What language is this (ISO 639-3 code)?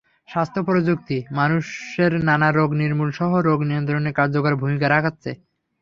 ben